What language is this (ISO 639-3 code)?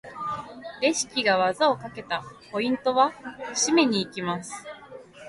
jpn